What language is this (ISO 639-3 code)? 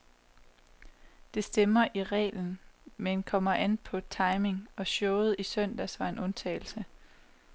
dan